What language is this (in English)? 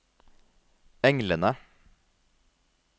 Norwegian